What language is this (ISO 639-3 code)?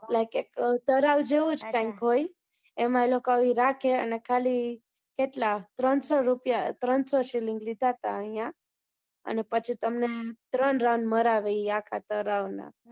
guj